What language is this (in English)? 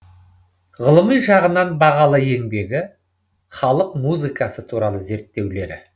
Kazakh